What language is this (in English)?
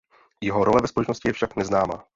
Czech